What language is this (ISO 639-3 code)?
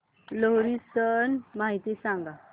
mar